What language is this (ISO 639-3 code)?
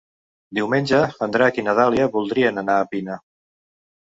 cat